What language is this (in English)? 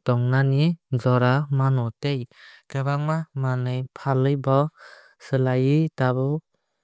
Kok Borok